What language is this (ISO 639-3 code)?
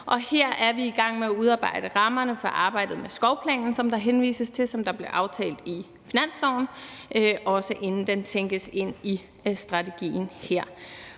dan